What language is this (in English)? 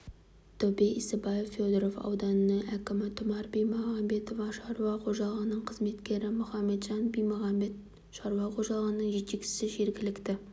Kazakh